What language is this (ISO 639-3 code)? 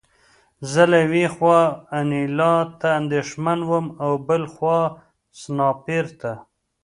pus